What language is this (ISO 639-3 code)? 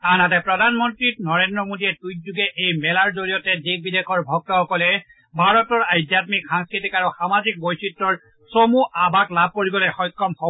asm